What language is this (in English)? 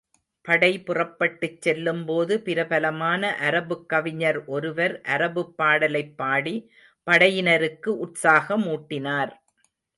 Tamil